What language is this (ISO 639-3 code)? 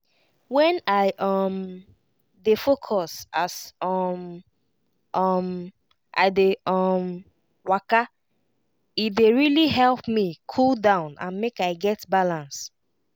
pcm